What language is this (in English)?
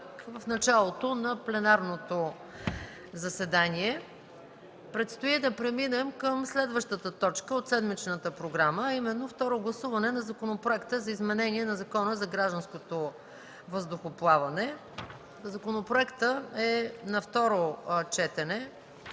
Bulgarian